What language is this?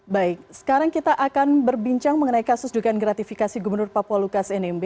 Indonesian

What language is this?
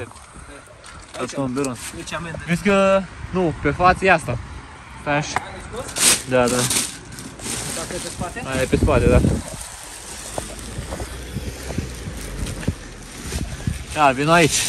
Romanian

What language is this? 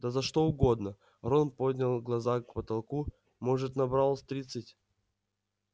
Russian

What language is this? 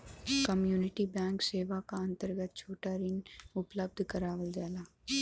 Bhojpuri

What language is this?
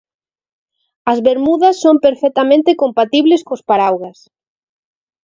Galician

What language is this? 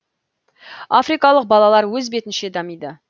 Kazakh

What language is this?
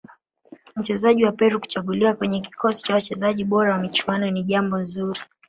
Swahili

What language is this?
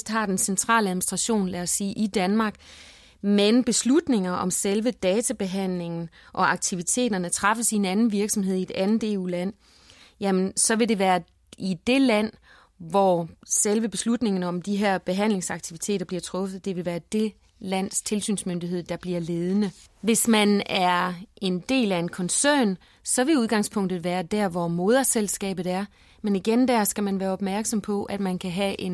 Danish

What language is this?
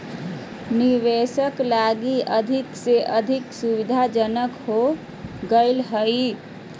Magahi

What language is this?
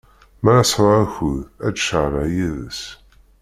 Kabyle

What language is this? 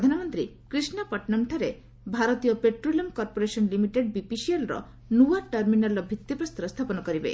Odia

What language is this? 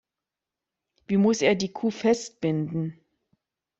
German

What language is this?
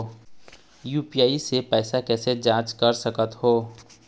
Chhattisgarhi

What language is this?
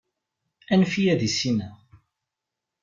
Kabyle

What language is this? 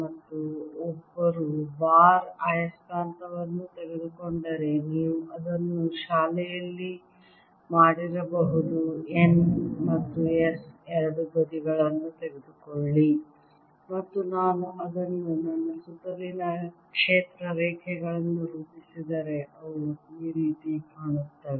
Kannada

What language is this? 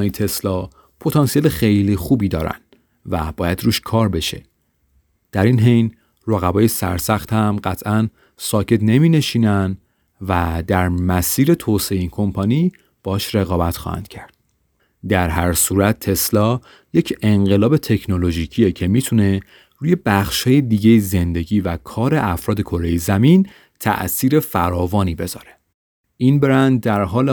Persian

